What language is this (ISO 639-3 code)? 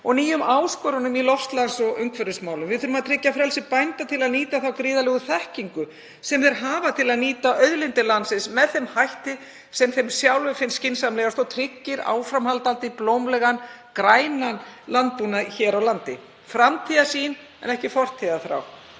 isl